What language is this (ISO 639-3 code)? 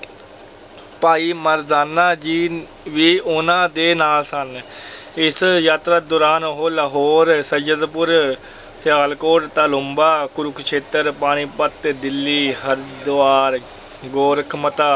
pan